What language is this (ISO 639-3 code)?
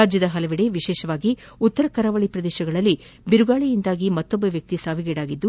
kan